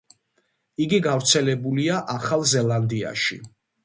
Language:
Georgian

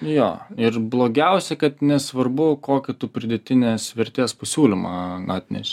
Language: Lithuanian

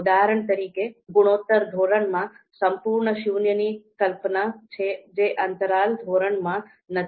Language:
Gujarati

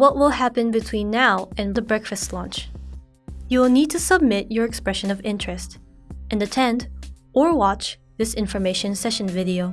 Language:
English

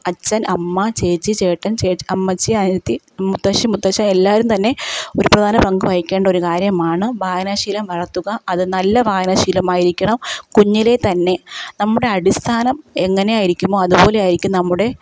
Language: Malayalam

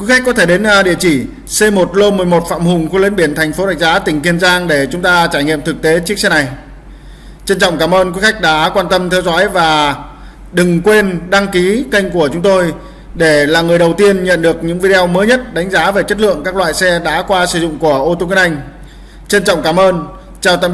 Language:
Vietnamese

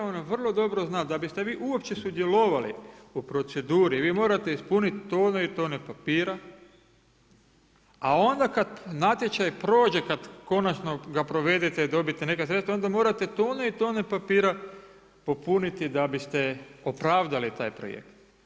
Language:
Croatian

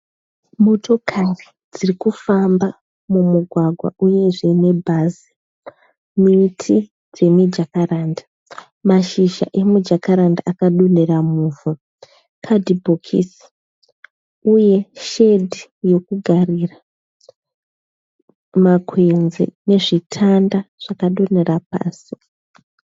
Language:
Shona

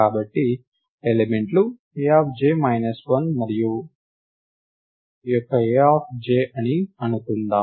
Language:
Telugu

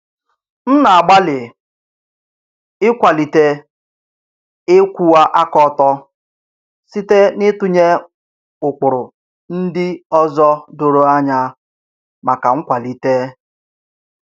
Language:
Igbo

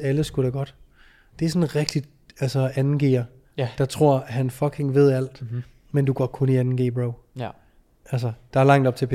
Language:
Danish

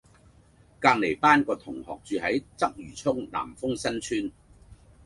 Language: Cantonese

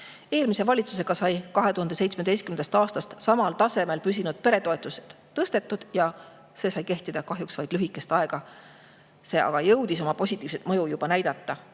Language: Estonian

